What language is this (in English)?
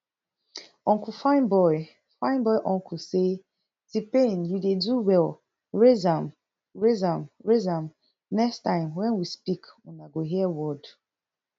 Nigerian Pidgin